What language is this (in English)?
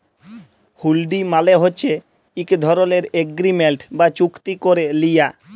Bangla